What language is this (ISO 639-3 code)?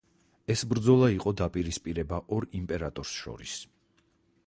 kat